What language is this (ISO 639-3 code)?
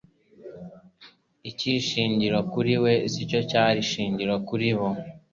kin